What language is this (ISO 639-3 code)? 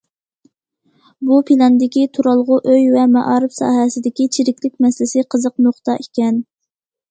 uig